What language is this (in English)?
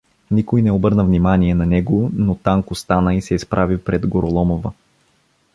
Bulgarian